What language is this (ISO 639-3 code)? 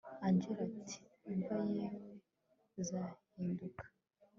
kin